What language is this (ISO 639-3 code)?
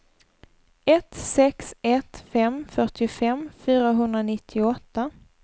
swe